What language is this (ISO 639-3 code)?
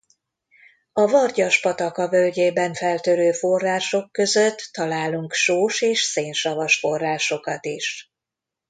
hun